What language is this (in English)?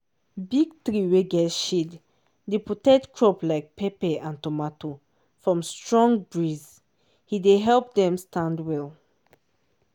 Nigerian Pidgin